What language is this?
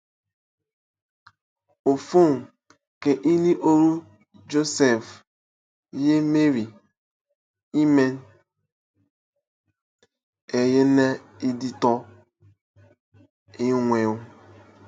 Igbo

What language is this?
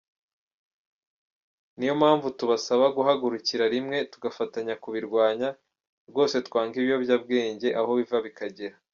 Kinyarwanda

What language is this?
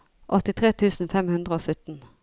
Norwegian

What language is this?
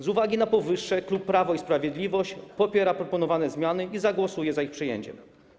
Polish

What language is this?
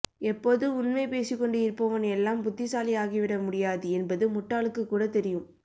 Tamil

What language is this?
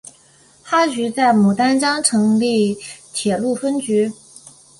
Chinese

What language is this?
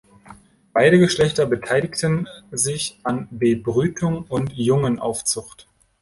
German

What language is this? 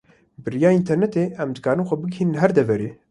Kurdish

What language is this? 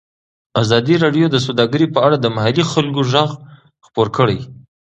Pashto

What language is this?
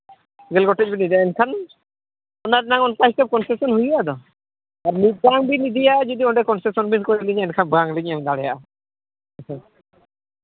Santali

